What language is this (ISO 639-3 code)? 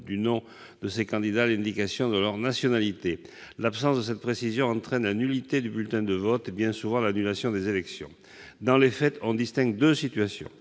fra